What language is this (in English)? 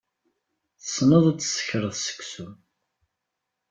Kabyle